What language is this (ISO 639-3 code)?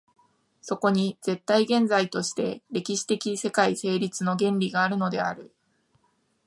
jpn